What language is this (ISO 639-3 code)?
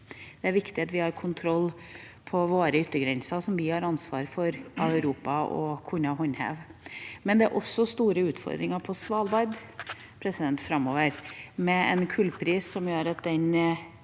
nor